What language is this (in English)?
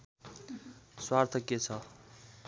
Nepali